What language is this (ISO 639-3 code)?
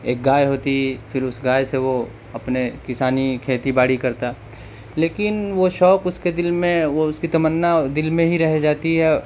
urd